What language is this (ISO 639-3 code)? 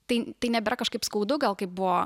lit